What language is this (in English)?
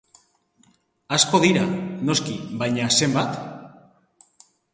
Basque